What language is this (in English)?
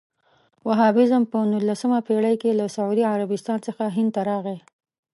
Pashto